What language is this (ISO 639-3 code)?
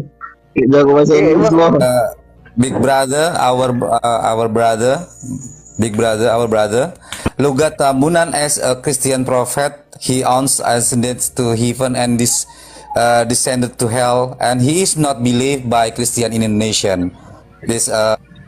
ind